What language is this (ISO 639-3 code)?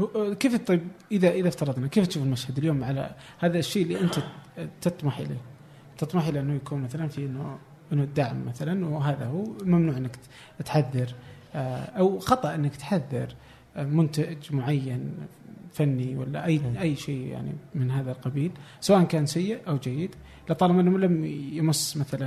ara